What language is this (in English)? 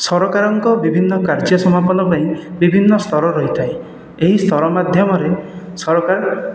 Odia